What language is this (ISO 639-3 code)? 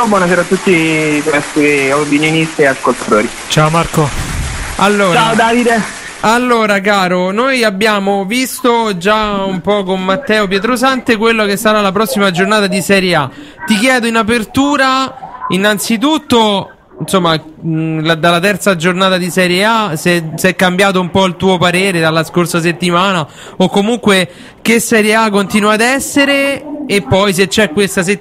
ita